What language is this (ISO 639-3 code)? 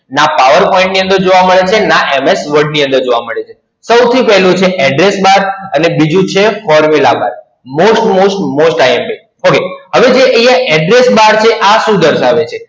guj